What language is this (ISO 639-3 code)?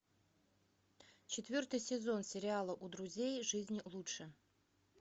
rus